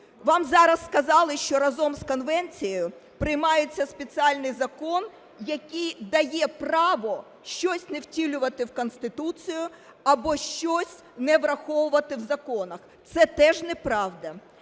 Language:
Ukrainian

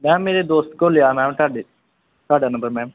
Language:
Punjabi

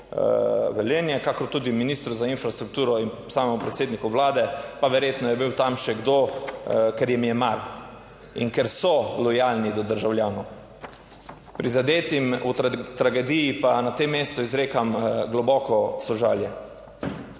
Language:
Slovenian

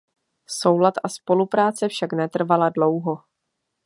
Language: Czech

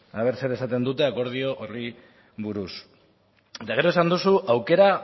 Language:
Basque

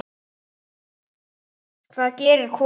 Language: Icelandic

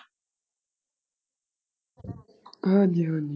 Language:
Punjabi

